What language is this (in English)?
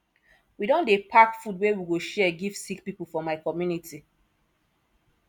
Nigerian Pidgin